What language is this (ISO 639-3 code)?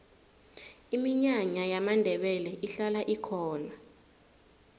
nbl